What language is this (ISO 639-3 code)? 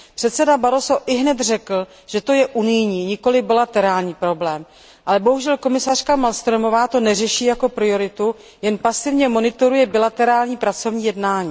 ces